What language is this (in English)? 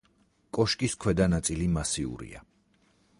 Georgian